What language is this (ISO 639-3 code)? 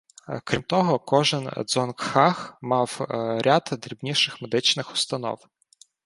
ukr